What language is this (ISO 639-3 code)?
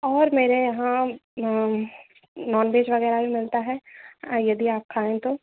hin